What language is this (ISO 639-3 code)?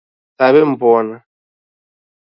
dav